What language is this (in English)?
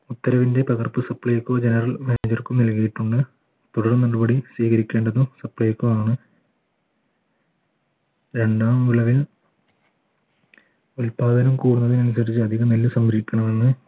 Malayalam